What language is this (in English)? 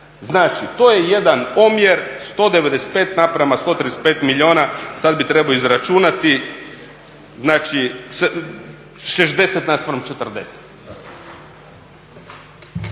Croatian